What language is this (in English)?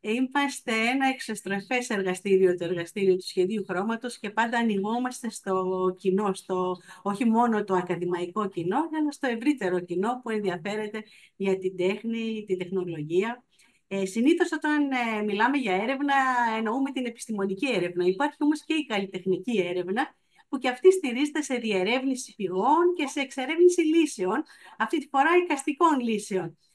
Greek